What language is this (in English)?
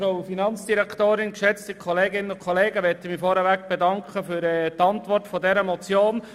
Swiss German